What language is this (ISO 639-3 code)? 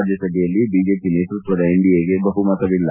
kan